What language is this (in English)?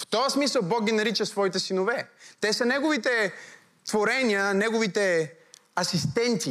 Bulgarian